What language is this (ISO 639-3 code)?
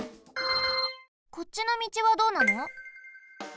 jpn